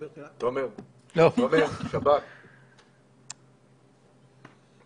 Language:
Hebrew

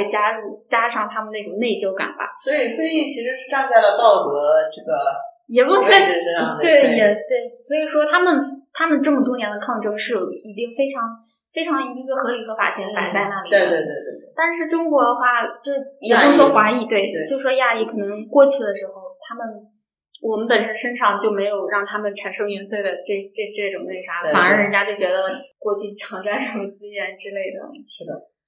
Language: Chinese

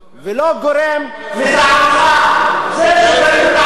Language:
Hebrew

